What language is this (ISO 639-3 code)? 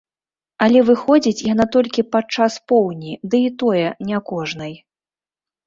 bel